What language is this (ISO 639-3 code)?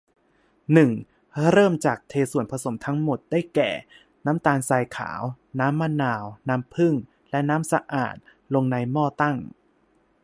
tha